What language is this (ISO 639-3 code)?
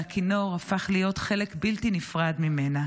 heb